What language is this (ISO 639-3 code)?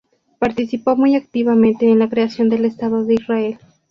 spa